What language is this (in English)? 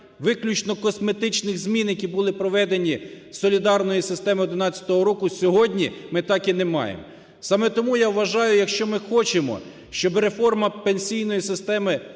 Ukrainian